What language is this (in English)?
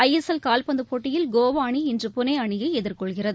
Tamil